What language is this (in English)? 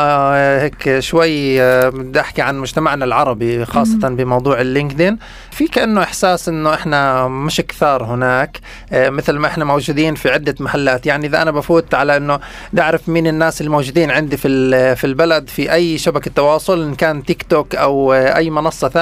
Arabic